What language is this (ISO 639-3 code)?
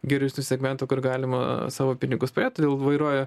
lit